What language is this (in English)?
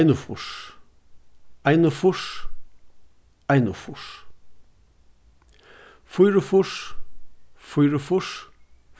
Faroese